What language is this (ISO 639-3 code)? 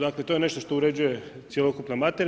hrv